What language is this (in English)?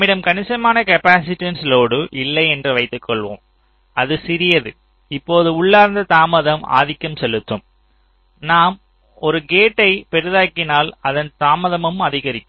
Tamil